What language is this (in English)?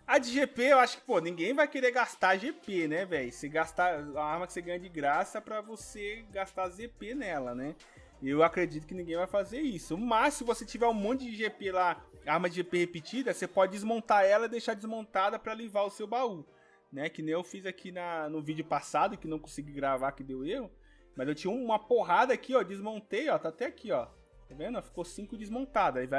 Portuguese